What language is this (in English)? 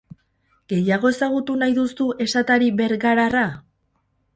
Basque